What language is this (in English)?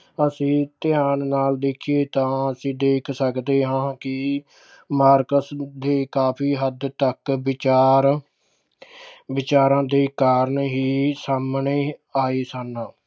Punjabi